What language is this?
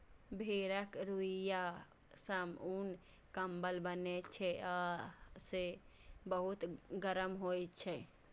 Maithili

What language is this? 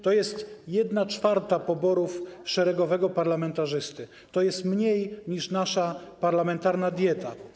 Polish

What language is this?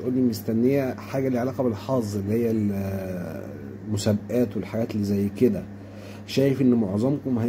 Arabic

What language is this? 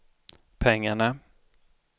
Swedish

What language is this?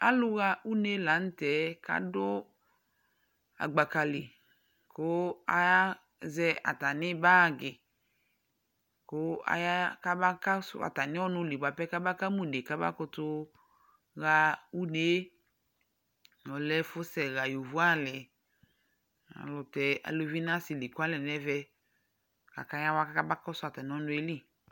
Ikposo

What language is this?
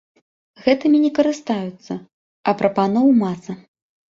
Belarusian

